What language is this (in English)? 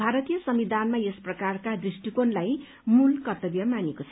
Nepali